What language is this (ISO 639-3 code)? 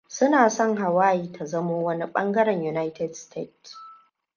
hau